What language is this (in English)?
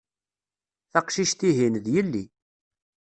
Kabyle